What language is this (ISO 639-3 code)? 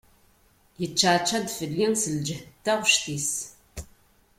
kab